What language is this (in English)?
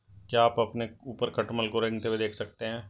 Hindi